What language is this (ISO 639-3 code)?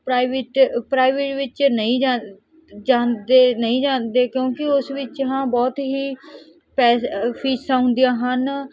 pan